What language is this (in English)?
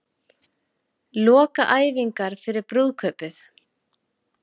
Icelandic